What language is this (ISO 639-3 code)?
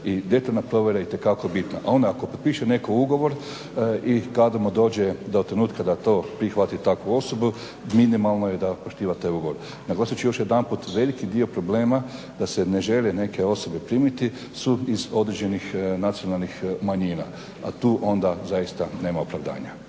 hrv